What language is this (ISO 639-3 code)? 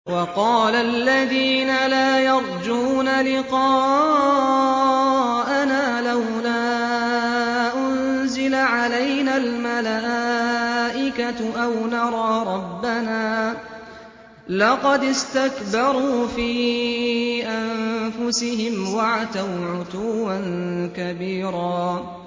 ara